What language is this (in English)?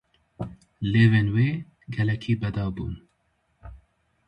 Kurdish